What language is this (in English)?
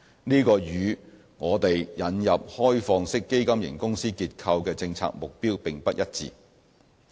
Cantonese